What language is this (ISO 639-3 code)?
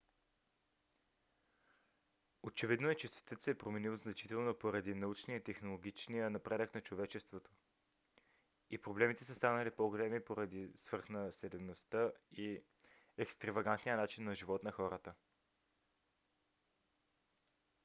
bul